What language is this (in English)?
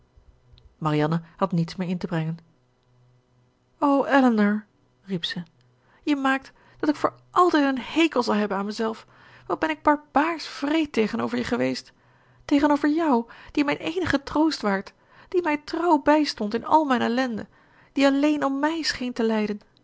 Dutch